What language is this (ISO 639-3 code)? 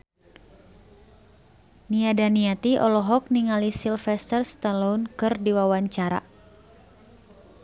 sun